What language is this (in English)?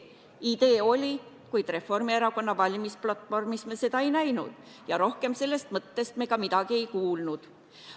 Estonian